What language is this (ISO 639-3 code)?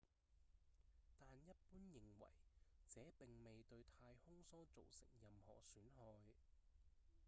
yue